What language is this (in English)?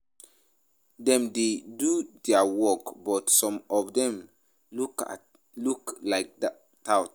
Nigerian Pidgin